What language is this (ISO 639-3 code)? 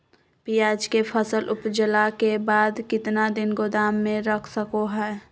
mag